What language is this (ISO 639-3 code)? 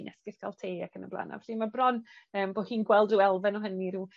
cym